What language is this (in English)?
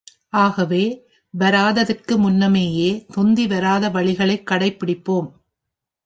Tamil